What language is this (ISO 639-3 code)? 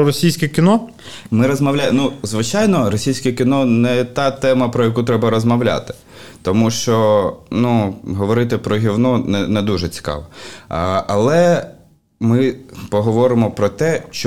ukr